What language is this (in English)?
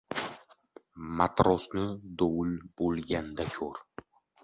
Uzbek